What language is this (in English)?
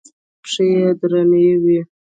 Pashto